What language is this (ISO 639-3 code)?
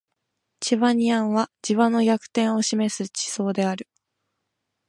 jpn